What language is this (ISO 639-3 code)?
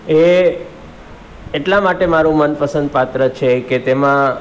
guj